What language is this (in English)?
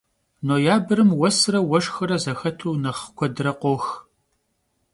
Kabardian